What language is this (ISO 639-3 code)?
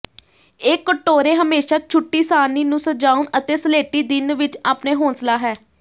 pan